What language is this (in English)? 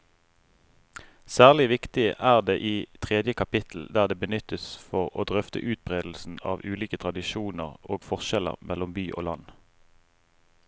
Norwegian